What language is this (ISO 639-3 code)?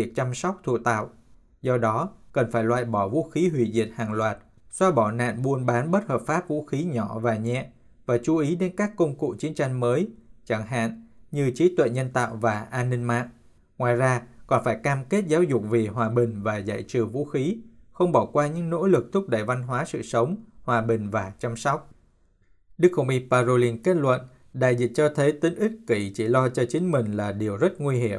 vie